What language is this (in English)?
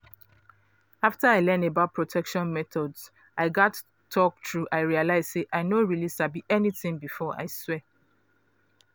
Nigerian Pidgin